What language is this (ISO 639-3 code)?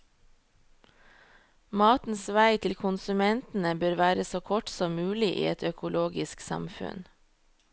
nor